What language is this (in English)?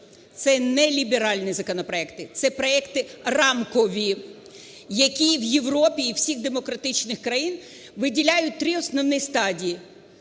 Ukrainian